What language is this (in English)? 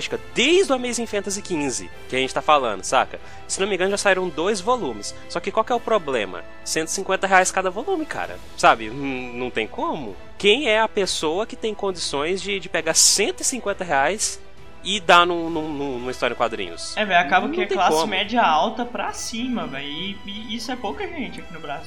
Portuguese